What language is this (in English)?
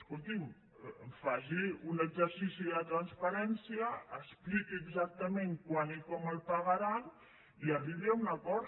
Catalan